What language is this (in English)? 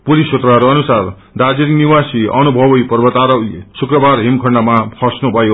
Nepali